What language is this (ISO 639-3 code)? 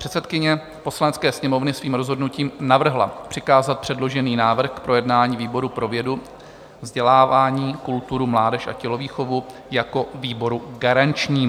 ces